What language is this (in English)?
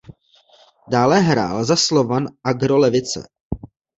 Czech